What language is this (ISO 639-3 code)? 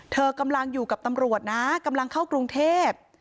tha